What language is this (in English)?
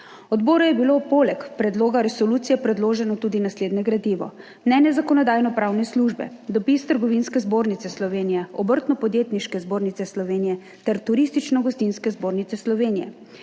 Slovenian